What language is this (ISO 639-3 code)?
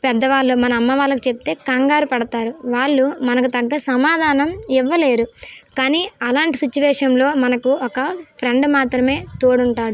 tel